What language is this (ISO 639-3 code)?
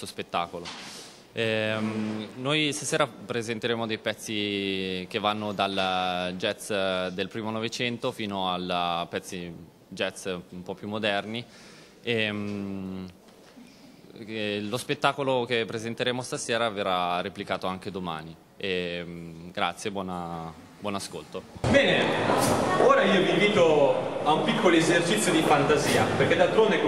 ita